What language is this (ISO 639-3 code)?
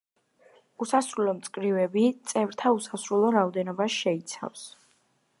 kat